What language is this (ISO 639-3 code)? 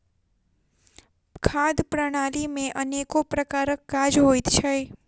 mai